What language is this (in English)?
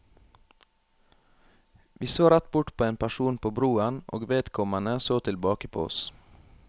Norwegian